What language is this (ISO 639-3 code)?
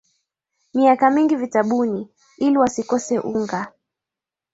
swa